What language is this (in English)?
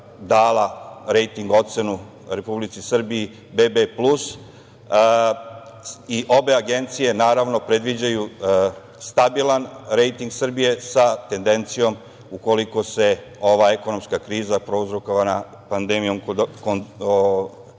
Serbian